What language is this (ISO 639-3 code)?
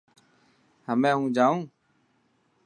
mki